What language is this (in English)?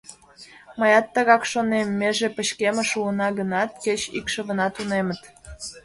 Mari